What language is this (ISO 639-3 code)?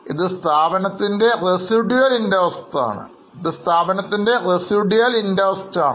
mal